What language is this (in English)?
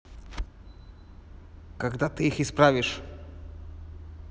Russian